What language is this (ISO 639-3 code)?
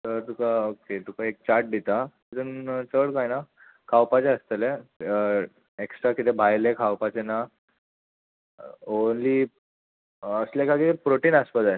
kok